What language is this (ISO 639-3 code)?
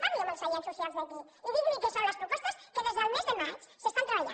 cat